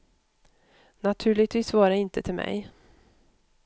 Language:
Swedish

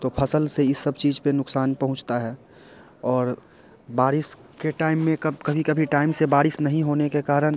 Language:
Hindi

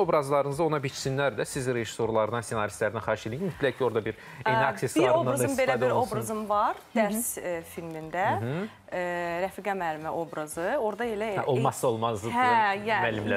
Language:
Turkish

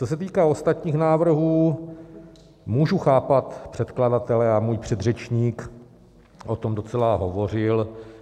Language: Czech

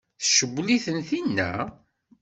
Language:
Kabyle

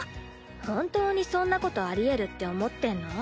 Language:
Japanese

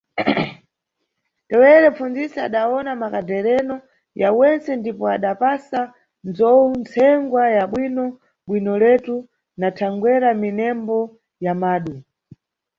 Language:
Nyungwe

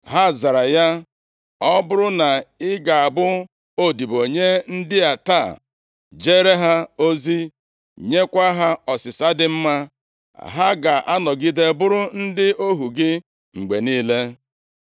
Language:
Igbo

